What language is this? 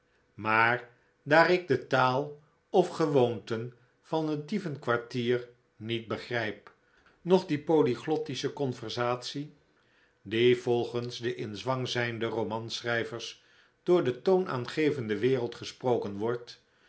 Dutch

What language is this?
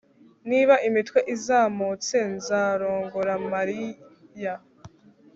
Kinyarwanda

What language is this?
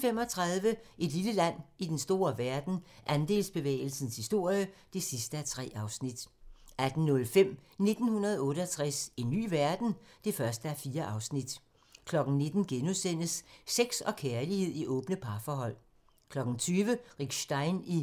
Danish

